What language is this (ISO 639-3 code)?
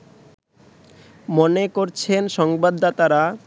ben